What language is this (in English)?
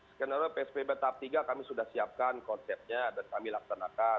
Indonesian